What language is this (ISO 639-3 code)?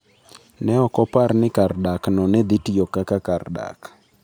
luo